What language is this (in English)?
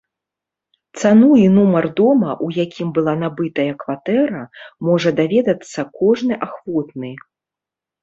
Belarusian